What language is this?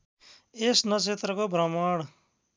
Nepali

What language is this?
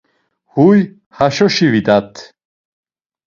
Laz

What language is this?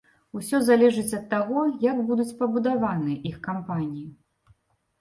Belarusian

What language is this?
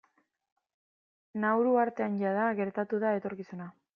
Basque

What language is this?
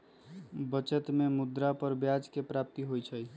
Magahi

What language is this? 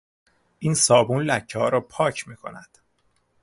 Persian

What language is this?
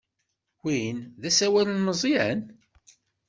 Kabyle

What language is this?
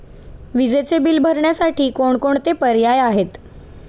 Marathi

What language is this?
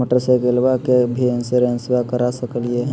Magahi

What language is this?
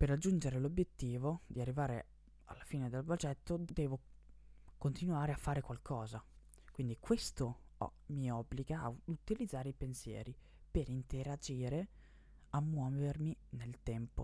Italian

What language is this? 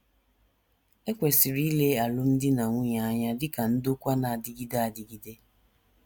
Igbo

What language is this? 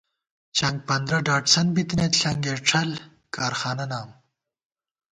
Gawar-Bati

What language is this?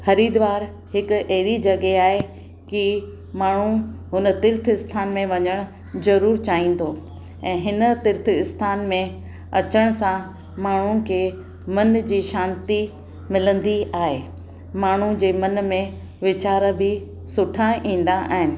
Sindhi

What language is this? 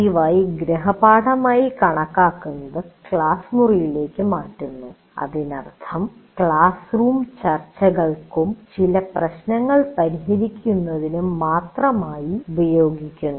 Malayalam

